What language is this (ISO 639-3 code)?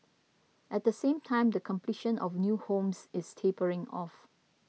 eng